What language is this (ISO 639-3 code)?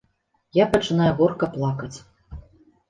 bel